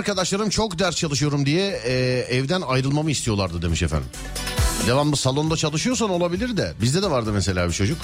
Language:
Turkish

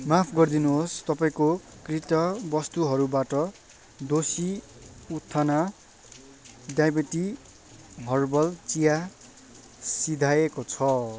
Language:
Nepali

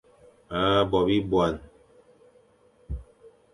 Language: Fang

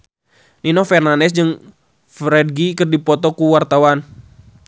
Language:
Sundanese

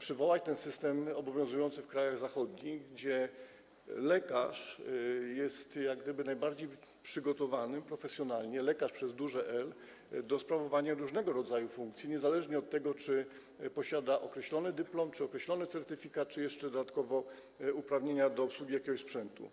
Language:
Polish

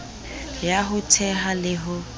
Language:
Southern Sotho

